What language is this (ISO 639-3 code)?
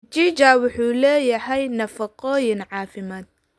som